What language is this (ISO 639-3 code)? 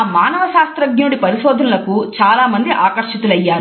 tel